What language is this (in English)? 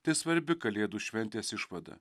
Lithuanian